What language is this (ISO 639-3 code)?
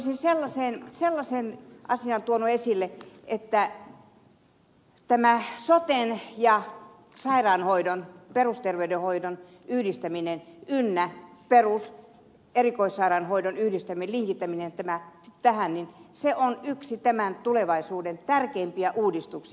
fin